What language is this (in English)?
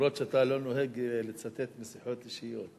Hebrew